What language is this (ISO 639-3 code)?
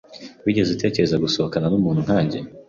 kin